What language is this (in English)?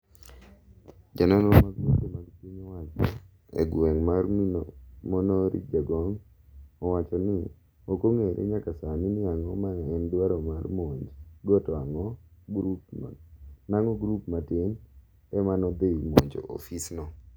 Luo (Kenya and Tanzania)